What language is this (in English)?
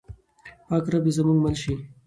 Pashto